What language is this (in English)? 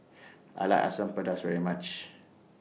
English